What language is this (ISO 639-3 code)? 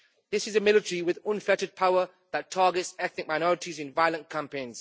eng